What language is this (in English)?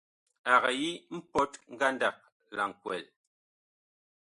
Bakoko